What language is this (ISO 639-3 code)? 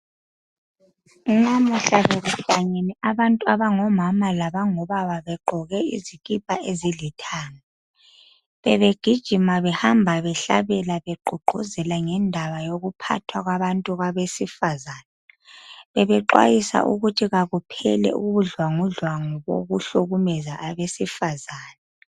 nde